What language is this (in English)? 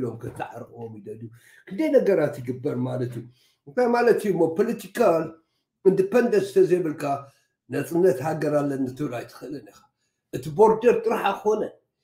Arabic